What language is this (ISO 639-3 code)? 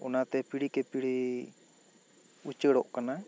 sat